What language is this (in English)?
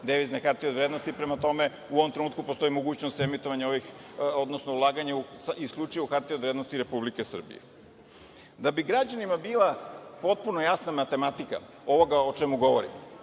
Serbian